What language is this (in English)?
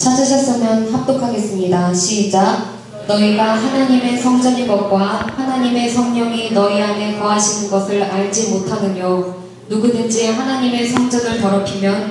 Korean